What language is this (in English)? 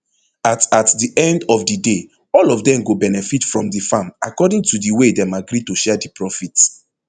Nigerian Pidgin